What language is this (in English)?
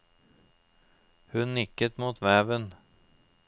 Norwegian